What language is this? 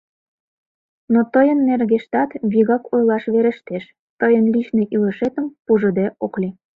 Mari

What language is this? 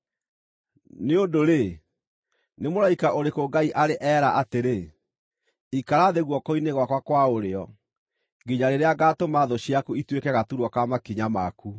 Kikuyu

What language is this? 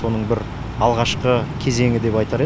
Kazakh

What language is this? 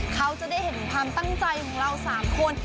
Thai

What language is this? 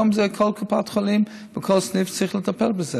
Hebrew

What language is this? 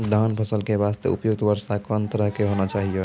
Maithili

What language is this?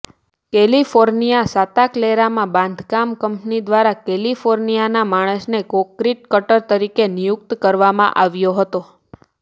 Gujarati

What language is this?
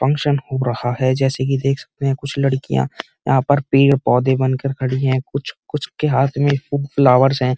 Hindi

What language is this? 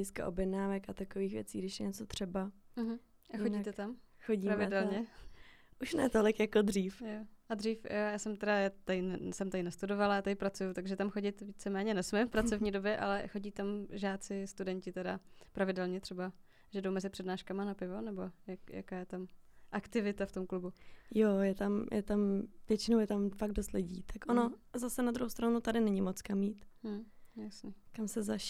Czech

